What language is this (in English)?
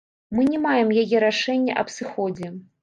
Belarusian